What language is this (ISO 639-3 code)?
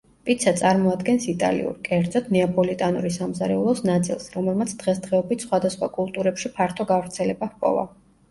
kat